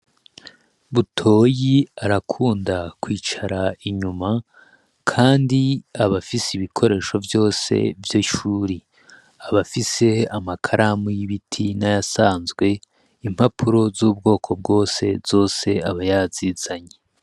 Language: Rundi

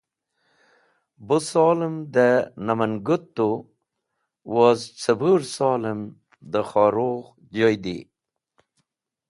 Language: Wakhi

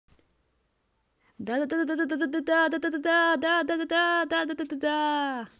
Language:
Russian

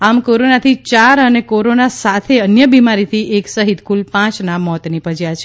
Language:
Gujarati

